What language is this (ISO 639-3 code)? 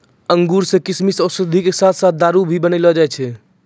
mai